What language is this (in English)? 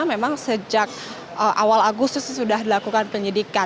Indonesian